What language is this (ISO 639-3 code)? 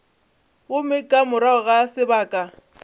nso